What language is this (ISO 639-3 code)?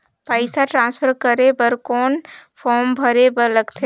hne